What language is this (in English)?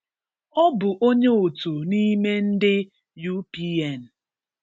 Igbo